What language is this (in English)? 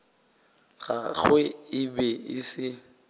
Northern Sotho